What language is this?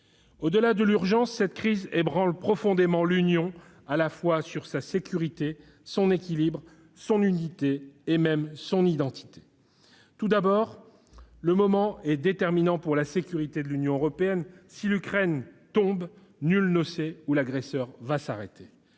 French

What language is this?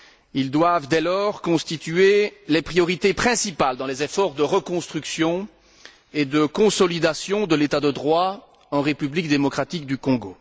French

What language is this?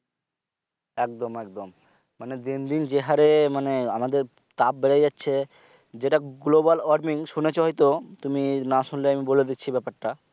Bangla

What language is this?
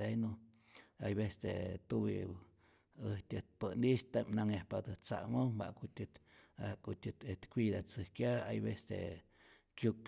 Rayón Zoque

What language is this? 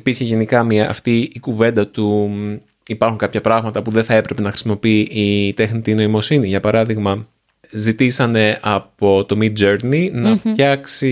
Greek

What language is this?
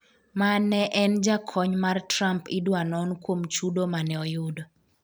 Luo (Kenya and Tanzania)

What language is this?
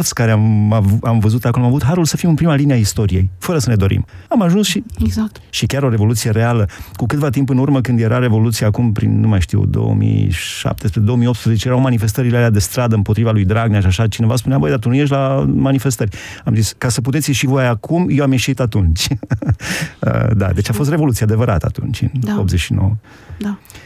Romanian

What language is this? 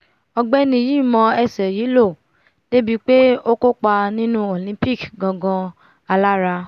Yoruba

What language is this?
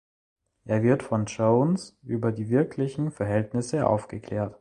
German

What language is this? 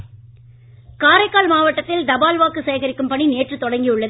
Tamil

